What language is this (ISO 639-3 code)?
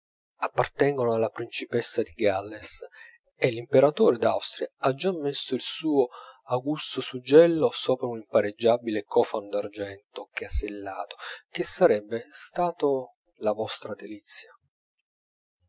ita